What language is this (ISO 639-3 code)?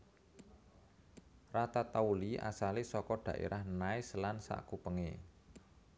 jav